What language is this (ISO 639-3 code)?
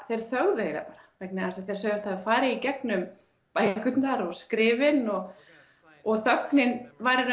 isl